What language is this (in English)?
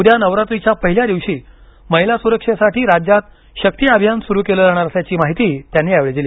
Marathi